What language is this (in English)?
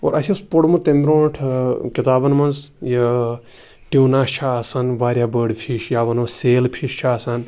Kashmiri